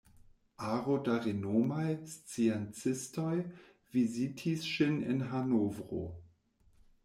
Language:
Esperanto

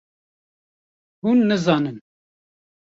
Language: Kurdish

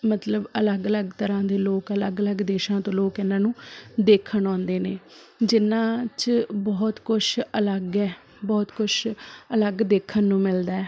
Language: Punjabi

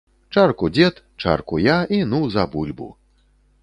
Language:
Belarusian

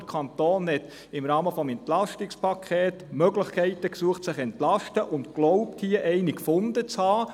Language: Swiss German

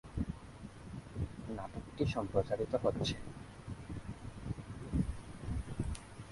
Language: Bangla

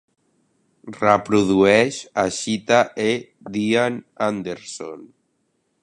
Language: Catalan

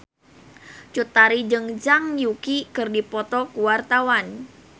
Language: Sundanese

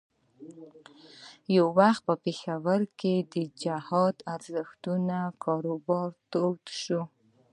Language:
Pashto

